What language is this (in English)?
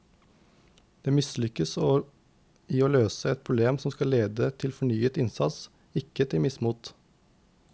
Norwegian